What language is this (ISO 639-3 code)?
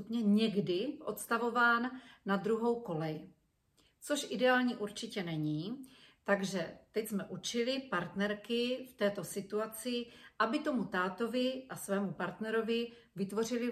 ces